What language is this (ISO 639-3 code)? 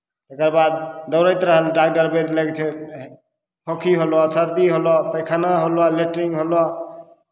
mai